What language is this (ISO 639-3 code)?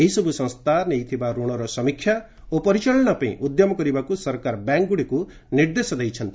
ori